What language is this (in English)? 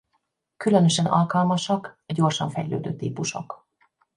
Hungarian